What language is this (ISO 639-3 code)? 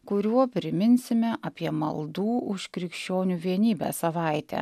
lit